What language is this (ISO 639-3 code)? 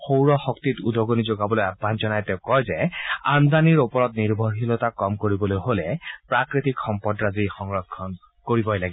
asm